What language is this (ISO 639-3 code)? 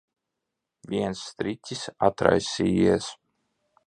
lav